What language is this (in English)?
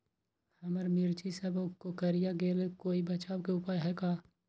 Magahi